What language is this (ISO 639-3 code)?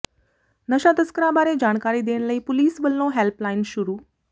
pan